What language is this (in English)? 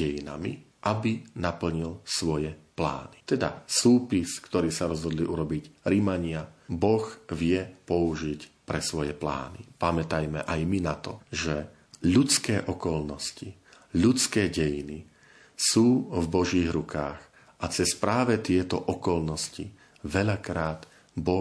Slovak